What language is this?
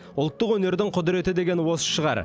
Kazakh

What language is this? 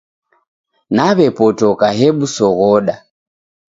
Taita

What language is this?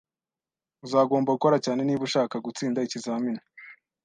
Kinyarwanda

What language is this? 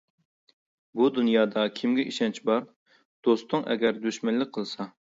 Uyghur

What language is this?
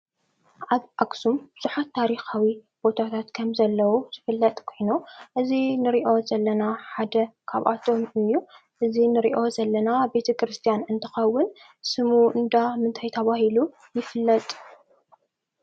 Tigrinya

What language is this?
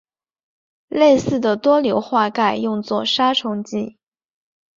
Chinese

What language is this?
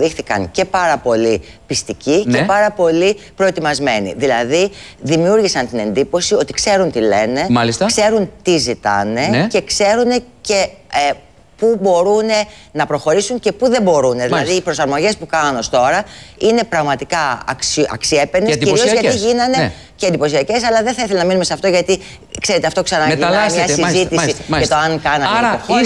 Greek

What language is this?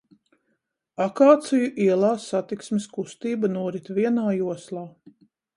Latvian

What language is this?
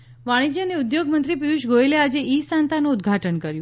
Gujarati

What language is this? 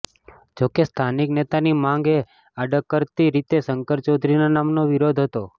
Gujarati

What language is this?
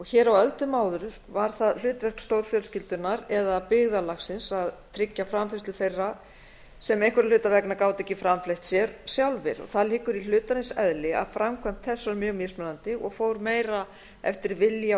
Icelandic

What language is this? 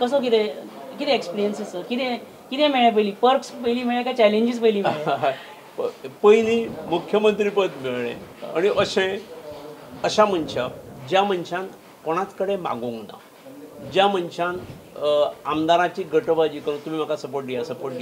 Marathi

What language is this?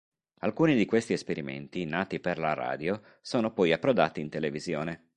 Italian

